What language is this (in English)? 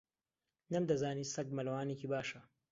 Central Kurdish